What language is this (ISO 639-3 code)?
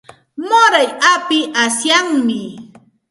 qxt